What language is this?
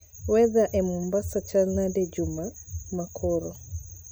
Luo (Kenya and Tanzania)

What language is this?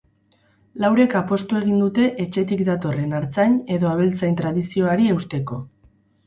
Basque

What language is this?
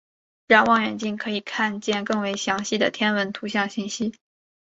Chinese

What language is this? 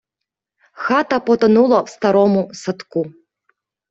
Ukrainian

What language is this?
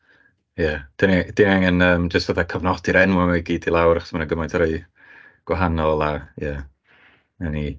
Welsh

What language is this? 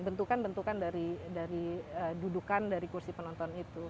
Indonesian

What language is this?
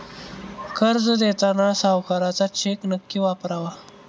Marathi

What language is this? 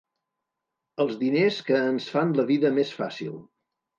Catalan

